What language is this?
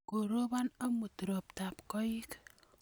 Kalenjin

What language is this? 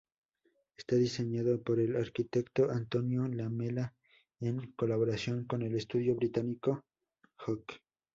Spanish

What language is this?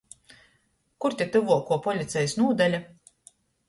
Latgalian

